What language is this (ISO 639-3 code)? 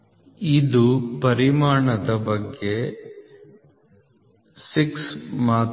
kan